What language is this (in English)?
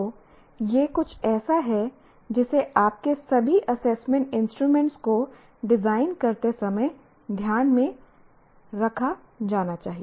Hindi